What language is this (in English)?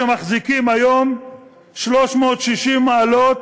Hebrew